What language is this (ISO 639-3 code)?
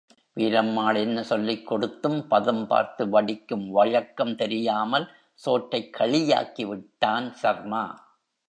tam